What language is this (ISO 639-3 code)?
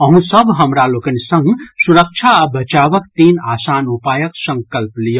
mai